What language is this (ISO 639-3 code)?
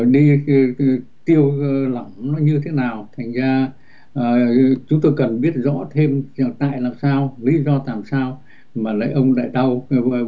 vie